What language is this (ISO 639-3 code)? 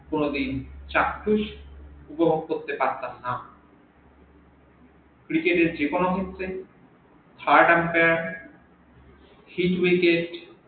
ben